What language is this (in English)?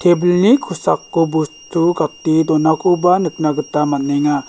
Garo